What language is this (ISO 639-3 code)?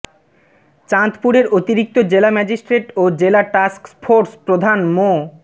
ben